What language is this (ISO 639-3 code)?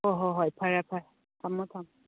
mni